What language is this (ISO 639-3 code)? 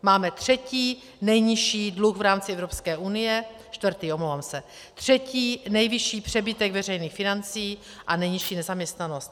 ces